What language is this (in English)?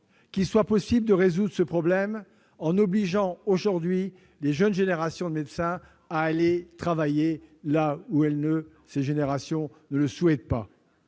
French